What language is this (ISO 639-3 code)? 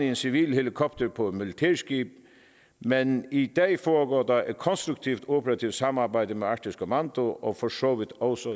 dan